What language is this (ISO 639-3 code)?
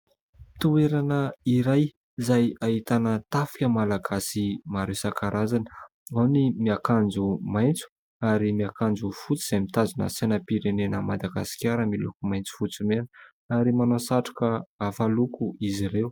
mlg